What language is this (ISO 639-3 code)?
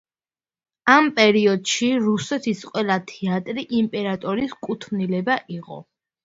kat